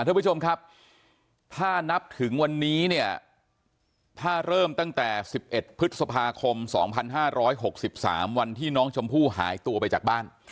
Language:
Thai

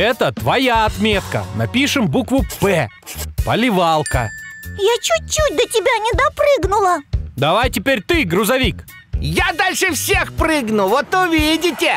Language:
Russian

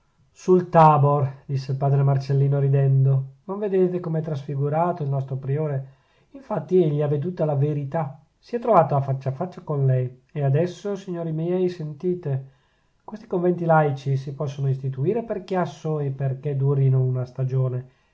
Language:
Italian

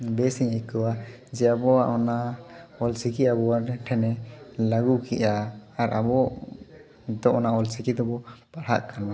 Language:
Santali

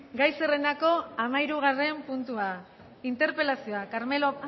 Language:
Basque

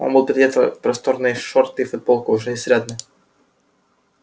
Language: Russian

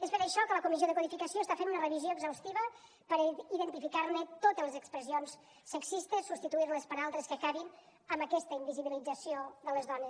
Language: Catalan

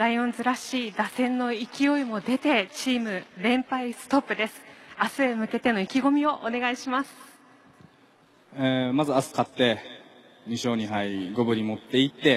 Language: Japanese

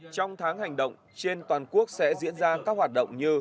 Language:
Vietnamese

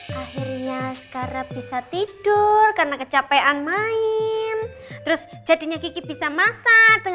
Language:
Indonesian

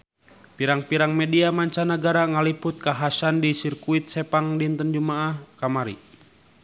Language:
Sundanese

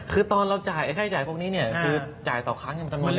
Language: Thai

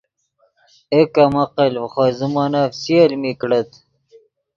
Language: Yidgha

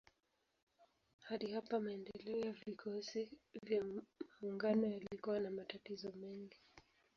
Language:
Swahili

